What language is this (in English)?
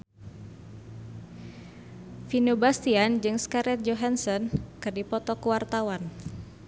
Sundanese